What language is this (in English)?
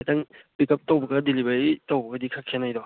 Manipuri